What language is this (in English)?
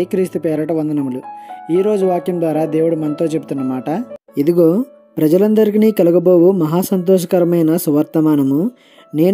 Turkish